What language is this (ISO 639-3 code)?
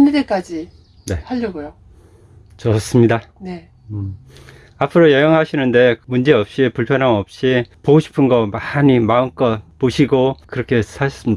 kor